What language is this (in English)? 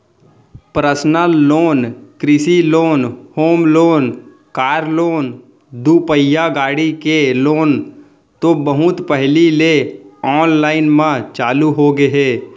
Chhattisgarhi